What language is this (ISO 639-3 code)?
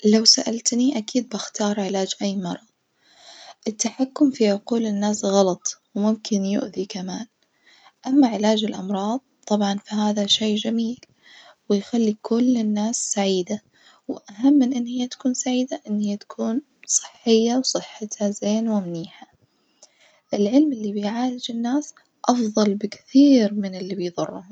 ars